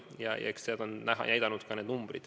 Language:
Estonian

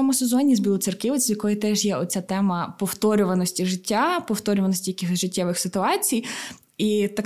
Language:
Ukrainian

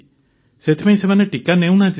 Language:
Odia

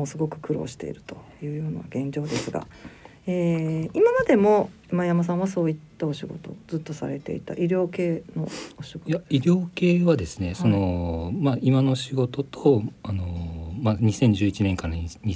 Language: Japanese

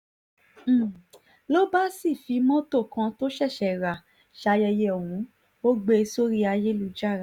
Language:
Yoruba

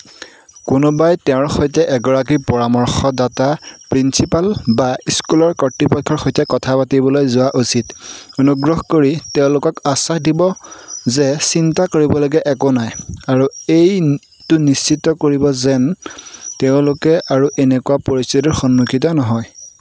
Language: Assamese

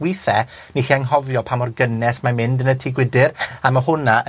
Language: Welsh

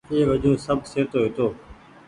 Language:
Goaria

